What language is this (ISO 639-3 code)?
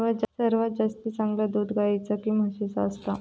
mar